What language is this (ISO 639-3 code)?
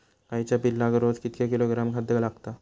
mar